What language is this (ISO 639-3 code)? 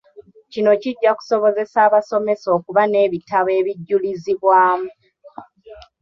lug